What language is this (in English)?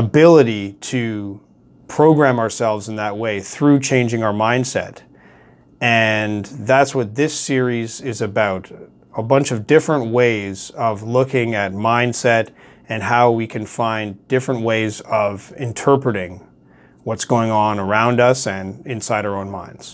English